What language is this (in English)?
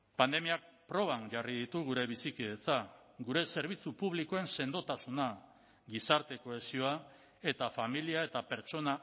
Basque